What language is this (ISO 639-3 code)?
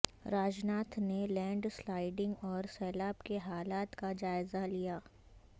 urd